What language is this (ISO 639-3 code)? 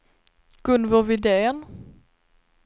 swe